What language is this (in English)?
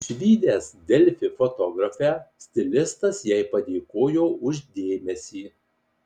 Lithuanian